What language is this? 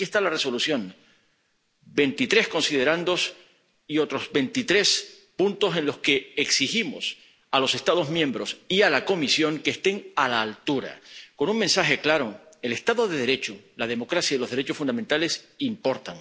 Spanish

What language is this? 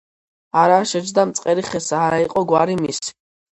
Georgian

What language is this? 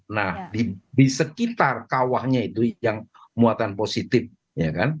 Indonesian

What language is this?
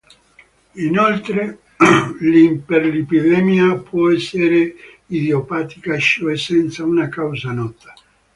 Italian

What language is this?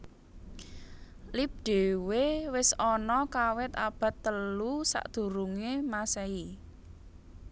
Javanese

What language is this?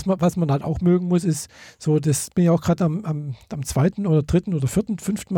German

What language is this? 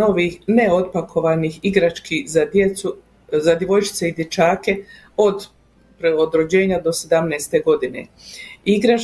Croatian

